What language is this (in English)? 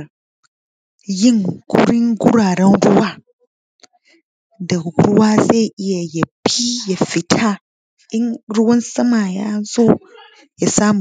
Hausa